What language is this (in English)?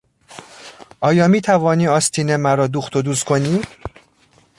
Persian